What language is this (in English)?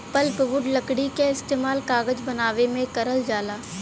Bhojpuri